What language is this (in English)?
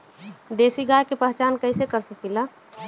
Bhojpuri